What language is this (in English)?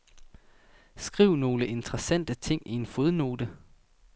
Danish